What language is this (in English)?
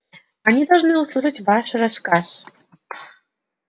Russian